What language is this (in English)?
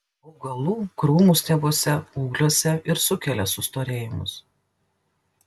Lithuanian